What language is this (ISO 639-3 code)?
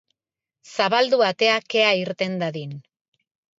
eus